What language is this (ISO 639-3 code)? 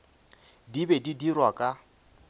nso